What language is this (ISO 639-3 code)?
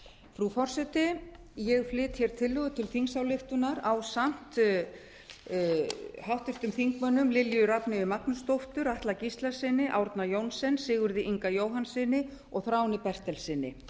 isl